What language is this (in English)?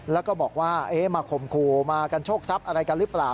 Thai